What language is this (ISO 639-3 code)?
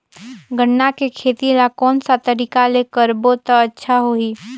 hne